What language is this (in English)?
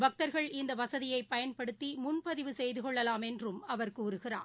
Tamil